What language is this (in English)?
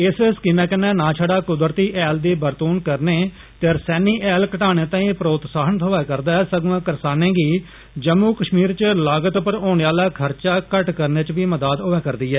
Dogri